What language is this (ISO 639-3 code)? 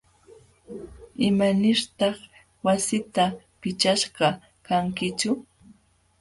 qxw